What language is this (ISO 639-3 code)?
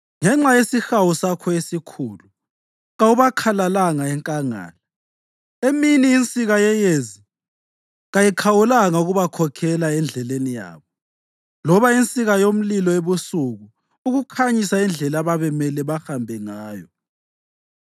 nde